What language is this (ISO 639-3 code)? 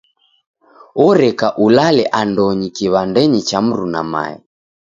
dav